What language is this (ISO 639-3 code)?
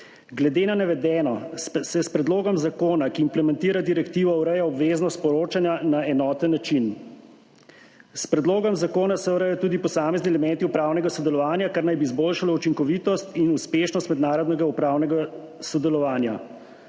slv